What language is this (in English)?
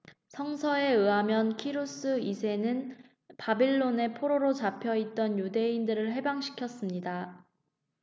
Korean